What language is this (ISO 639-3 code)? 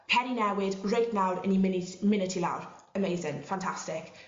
cym